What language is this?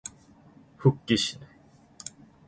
Korean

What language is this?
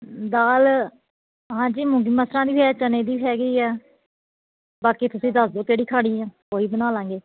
Punjabi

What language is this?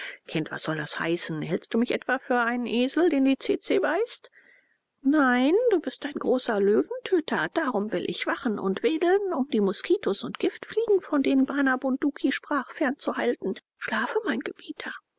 German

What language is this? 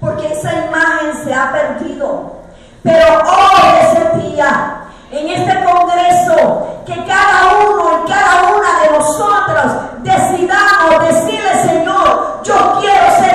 Spanish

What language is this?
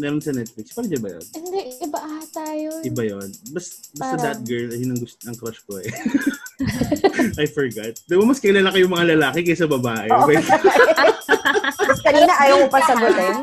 Filipino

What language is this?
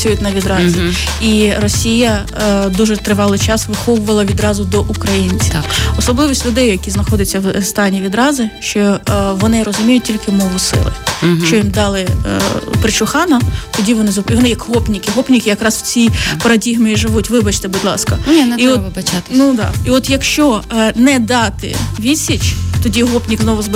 Ukrainian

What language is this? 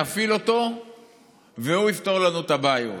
Hebrew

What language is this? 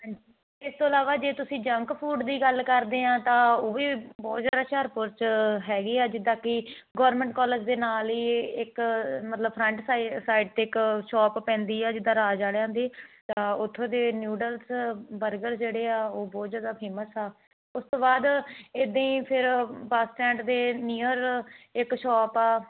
Punjabi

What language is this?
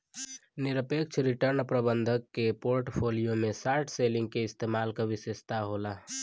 Bhojpuri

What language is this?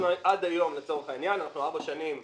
Hebrew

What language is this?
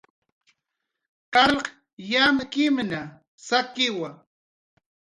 Jaqaru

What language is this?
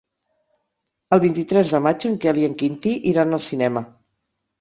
Catalan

